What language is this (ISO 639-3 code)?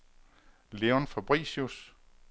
dan